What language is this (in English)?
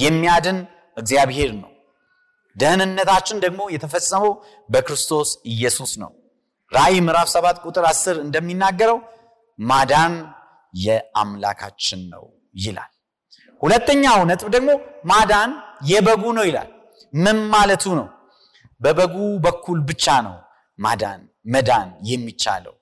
Amharic